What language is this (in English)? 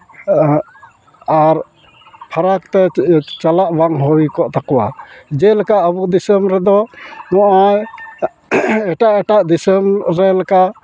Santali